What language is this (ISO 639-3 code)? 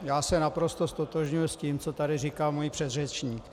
ces